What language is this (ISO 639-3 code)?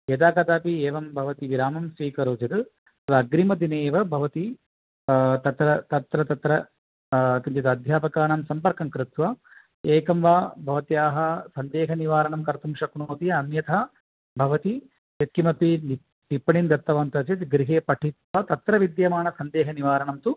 san